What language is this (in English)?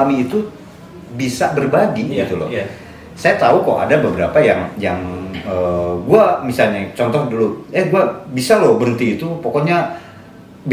Indonesian